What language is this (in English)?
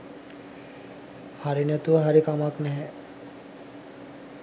Sinhala